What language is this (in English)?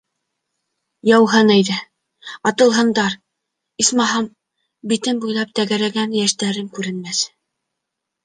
Bashkir